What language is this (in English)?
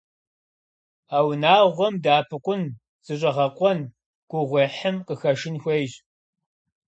Kabardian